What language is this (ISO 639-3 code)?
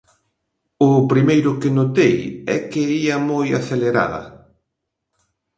glg